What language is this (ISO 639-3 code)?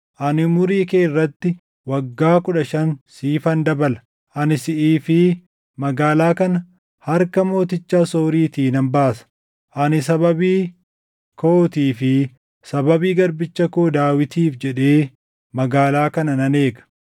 orm